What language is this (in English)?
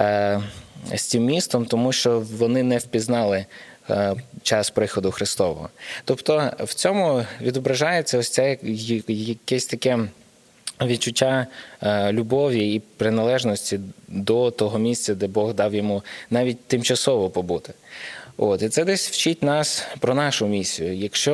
Ukrainian